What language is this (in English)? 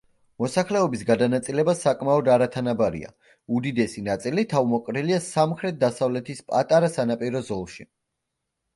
Georgian